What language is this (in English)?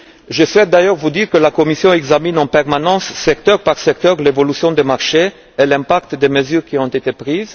French